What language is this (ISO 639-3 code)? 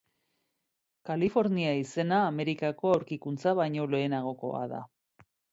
eus